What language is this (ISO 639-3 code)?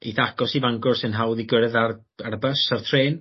cym